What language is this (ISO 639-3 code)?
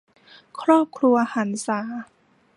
tha